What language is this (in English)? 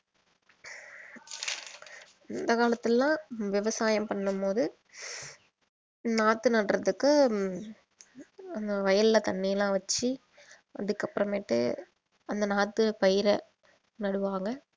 Tamil